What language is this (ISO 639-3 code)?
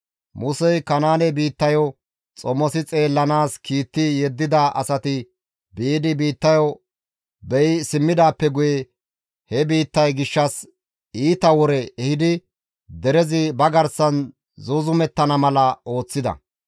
gmv